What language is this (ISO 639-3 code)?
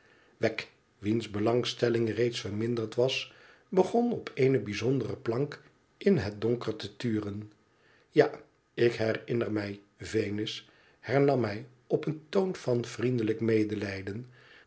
nld